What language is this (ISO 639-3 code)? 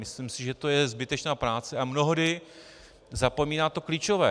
ces